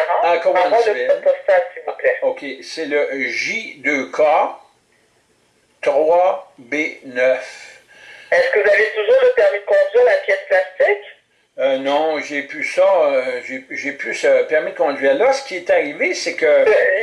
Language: French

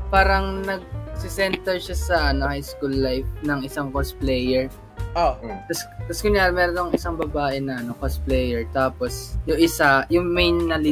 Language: Filipino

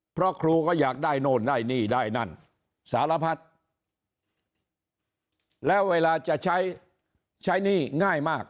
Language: Thai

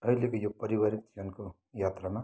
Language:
Nepali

